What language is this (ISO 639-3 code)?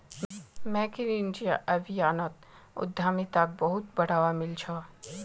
mag